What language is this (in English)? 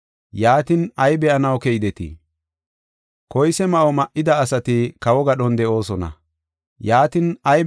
Gofa